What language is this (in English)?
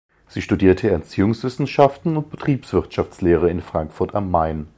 German